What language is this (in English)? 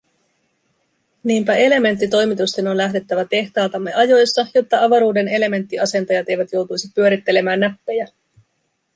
Finnish